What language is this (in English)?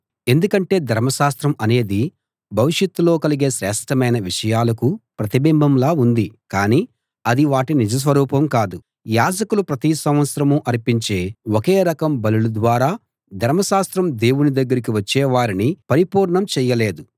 Telugu